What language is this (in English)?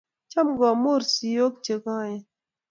Kalenjin